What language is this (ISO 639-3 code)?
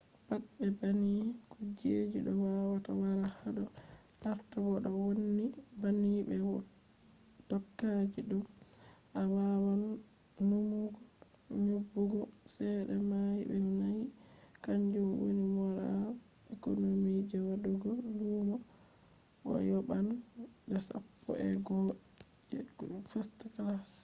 ful